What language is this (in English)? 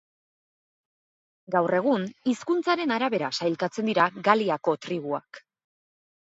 Basque